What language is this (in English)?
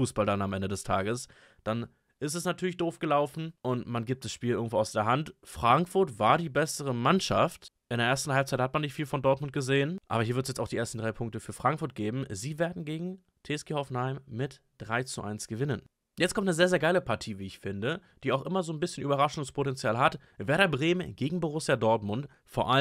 German